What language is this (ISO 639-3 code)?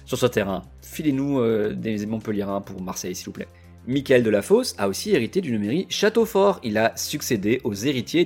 fra